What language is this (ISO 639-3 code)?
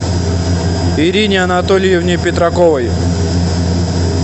rus